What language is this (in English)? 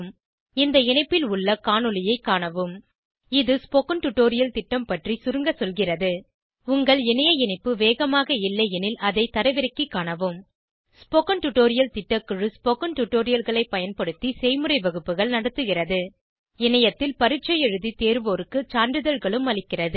Tamil